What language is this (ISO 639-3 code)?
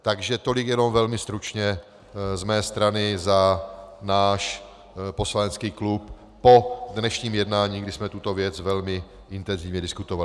ces